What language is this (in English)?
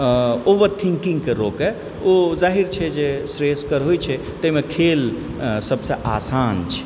Maithili